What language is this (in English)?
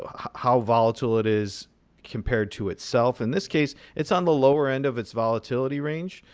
English